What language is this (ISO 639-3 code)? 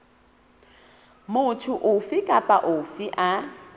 sot